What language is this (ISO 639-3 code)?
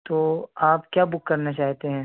urd